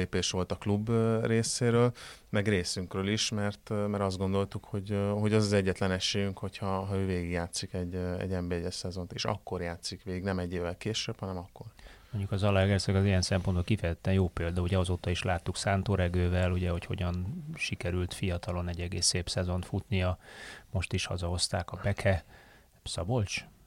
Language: Hungarian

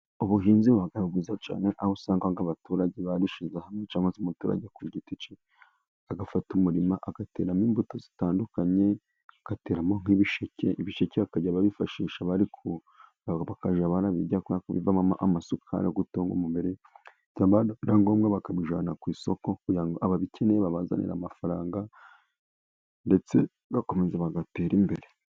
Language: Kinyarwanda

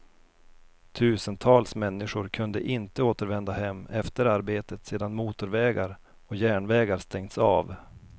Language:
Swedish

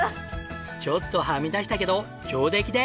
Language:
Japanese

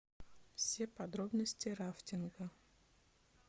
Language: Russian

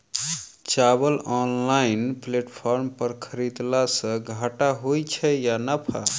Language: Maithili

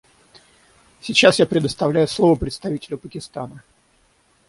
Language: Russian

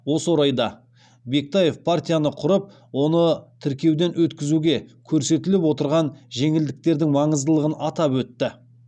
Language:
Kazakh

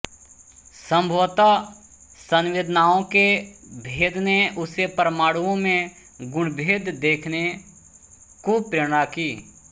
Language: Hindi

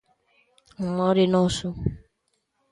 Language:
Galician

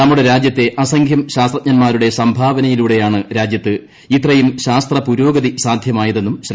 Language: Malayalam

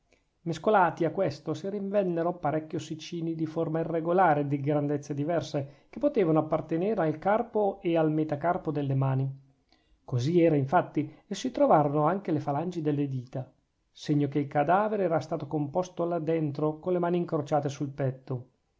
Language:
Italian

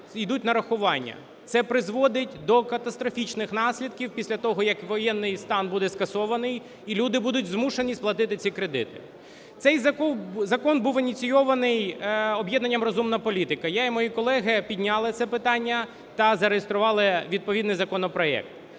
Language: Ukrainian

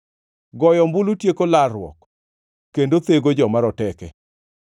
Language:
Luo (Kenya and Tanzania)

